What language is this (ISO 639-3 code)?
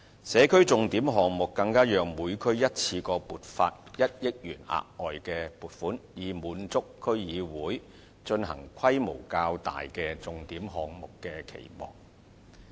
yue